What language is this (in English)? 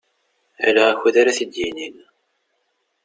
Kabyle